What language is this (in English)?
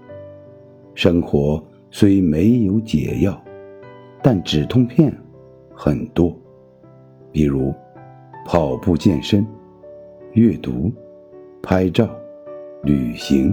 Chinese